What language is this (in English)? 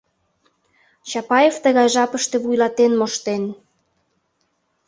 Mari